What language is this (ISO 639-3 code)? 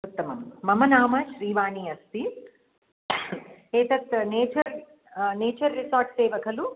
san